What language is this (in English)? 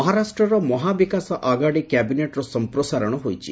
Odia